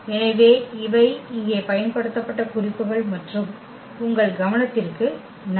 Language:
Tamil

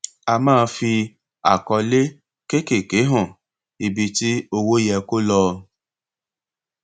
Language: Yoruba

